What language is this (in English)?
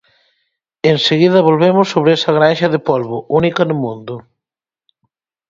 Galician